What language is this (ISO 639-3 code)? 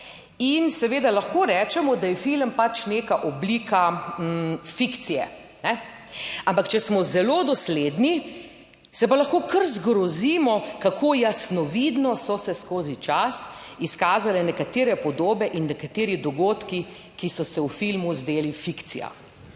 slv